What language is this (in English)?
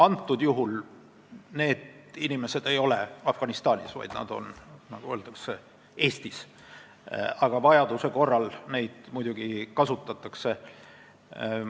Estonian